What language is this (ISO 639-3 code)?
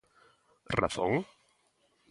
glg